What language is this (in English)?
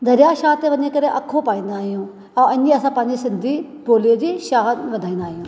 Sindhi